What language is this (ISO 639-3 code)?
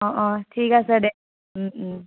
asm